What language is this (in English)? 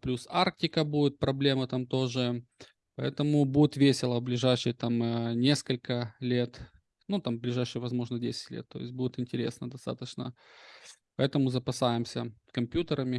Russian